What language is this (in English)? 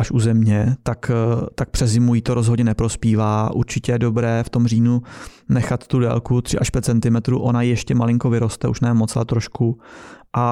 Czech